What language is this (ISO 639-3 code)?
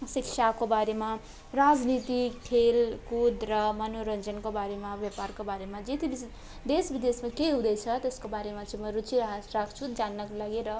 nep